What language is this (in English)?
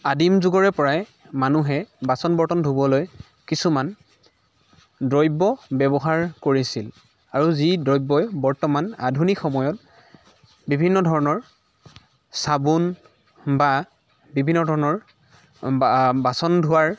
Assamese